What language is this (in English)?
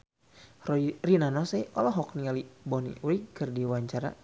Sundanese